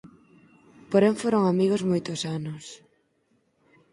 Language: Galician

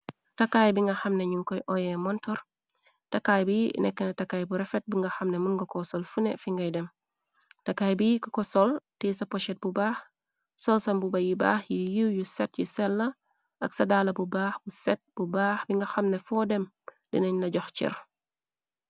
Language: Wolof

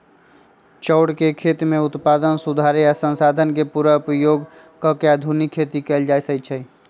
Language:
Magahi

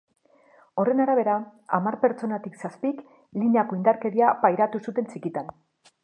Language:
Basque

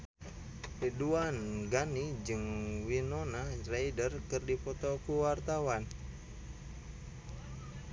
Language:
Sundanese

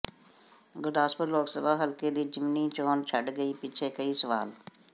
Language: Punjabi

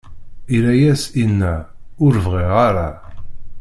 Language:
Kabyle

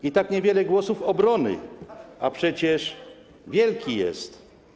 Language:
Polish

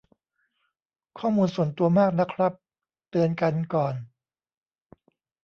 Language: Thai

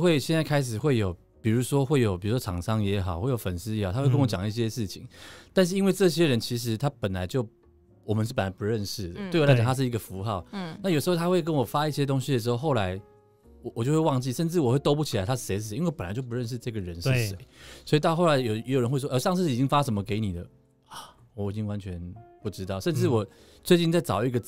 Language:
Chinese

